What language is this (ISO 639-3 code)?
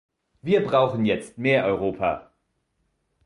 deu